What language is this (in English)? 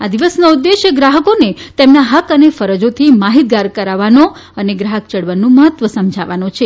Gujarati